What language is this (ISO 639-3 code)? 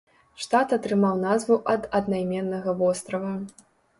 bel